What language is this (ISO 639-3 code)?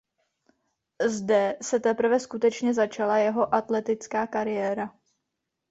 ces